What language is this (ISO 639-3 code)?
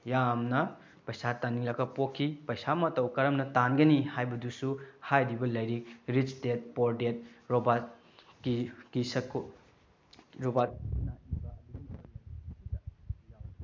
mni